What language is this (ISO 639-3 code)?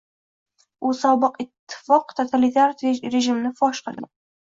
uzb